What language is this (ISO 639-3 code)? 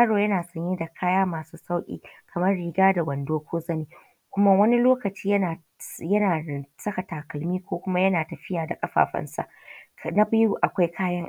hau